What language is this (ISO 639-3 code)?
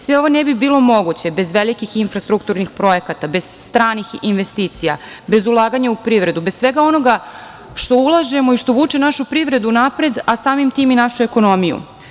srp